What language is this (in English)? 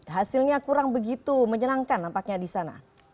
Indonesian